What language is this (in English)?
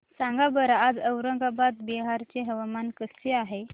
Marathi